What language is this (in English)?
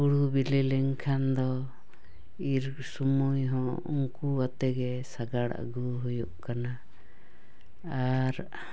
Santali